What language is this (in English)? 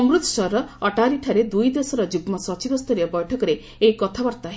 Odia